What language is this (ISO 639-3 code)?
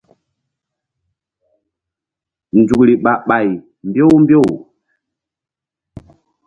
mdd